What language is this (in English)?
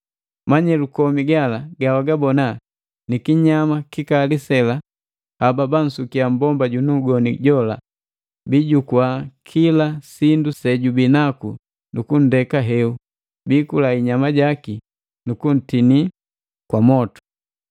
Matengo